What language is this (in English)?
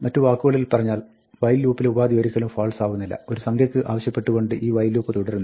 Malayalam